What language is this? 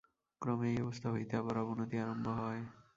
Bangla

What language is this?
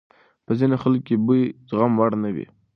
Pashto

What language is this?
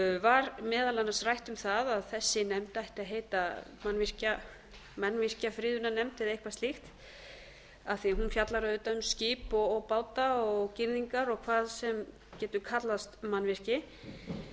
Icelandic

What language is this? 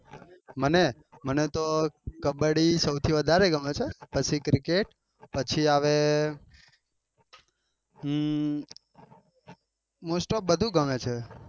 Gujarati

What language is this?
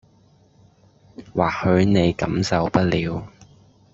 Cantonese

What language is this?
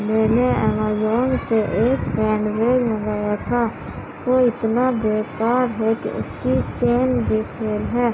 Urdu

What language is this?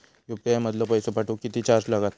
Marathi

